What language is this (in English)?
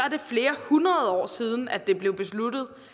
Danish